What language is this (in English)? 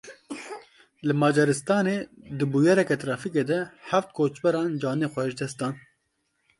Kurdish